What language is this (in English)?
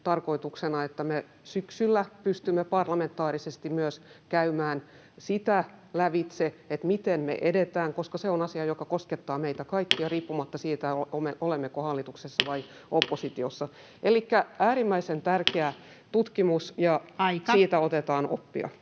Finnish